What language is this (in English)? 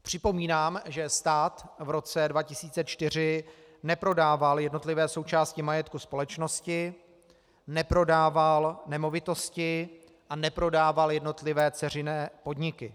Czech